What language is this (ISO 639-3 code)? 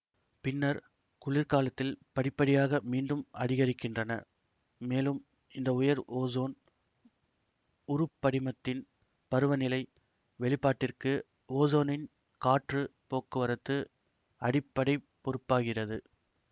tam